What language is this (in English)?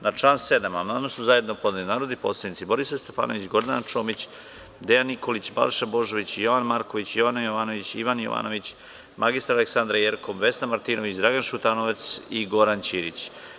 Serbian